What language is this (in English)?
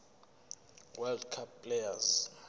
Zulu